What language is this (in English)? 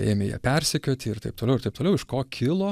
Lithuanian